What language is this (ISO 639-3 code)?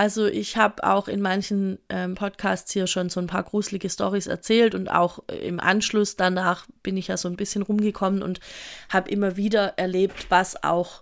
deu